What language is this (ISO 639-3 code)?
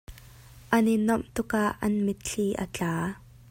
cnh